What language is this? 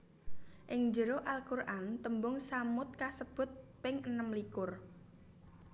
Javanese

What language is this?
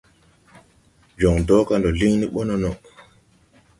Tupuri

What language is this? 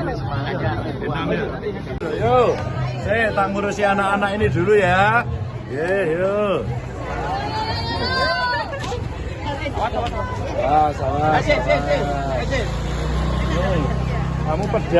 Indonesian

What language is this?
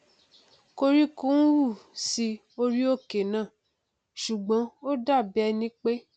Yoruba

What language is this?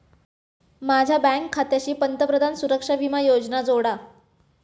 Marathi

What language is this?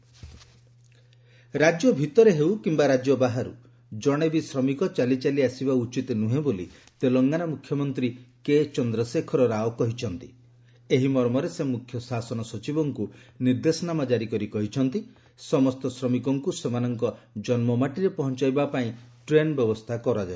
Odia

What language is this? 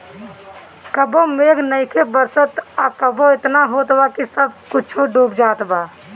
Bhojpuri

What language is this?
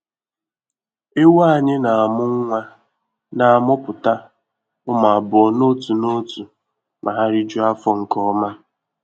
Igbo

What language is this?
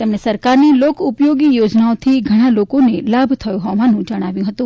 Gujarati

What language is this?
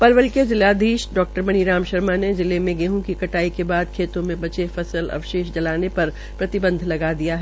Hindi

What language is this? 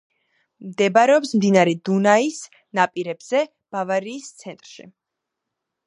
Georgian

